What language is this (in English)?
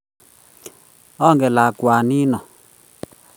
Kalenjin